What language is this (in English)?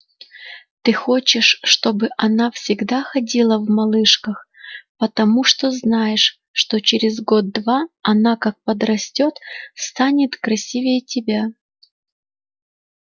Russian